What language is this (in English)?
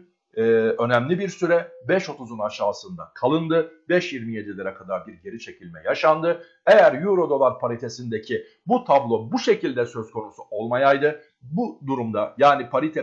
Turkish